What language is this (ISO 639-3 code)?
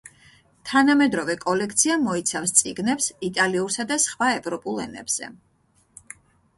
kat